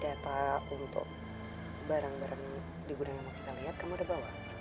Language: Indonesian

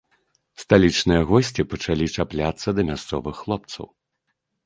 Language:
Belarusian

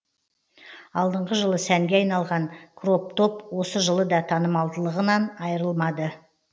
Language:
Kazakh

